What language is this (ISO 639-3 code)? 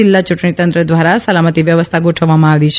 guj